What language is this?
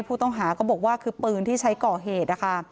Thai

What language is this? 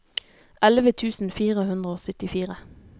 Norwegian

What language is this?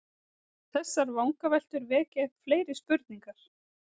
Icelandic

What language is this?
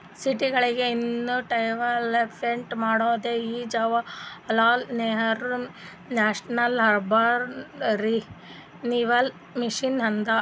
Kannada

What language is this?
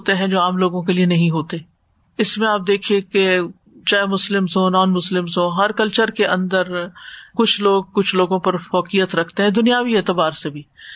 Urdu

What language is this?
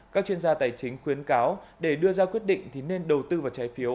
Vietnamese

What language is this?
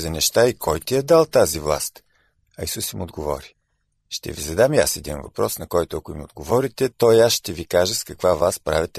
Bulgarian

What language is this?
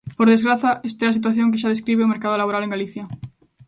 Galician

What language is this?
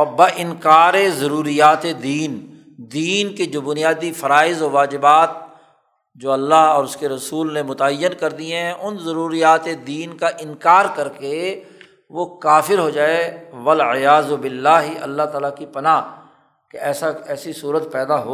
Urdu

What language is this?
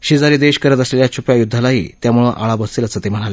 Marathi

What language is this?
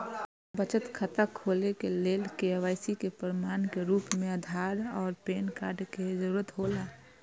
Maithili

